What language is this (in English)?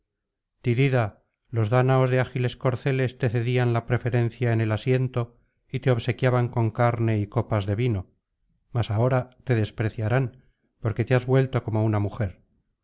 Spanish